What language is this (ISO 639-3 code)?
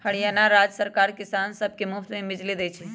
mag